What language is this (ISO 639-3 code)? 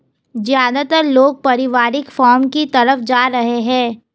hin